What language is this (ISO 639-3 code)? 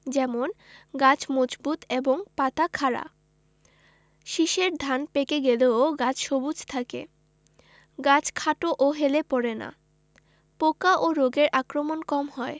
ben